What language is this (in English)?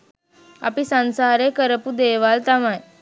Sinhala